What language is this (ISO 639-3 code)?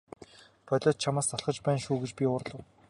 mon